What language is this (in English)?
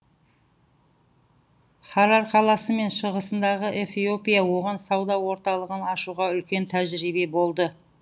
Kazakh